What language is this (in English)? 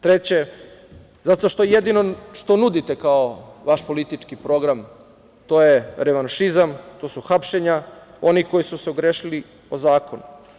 Serbian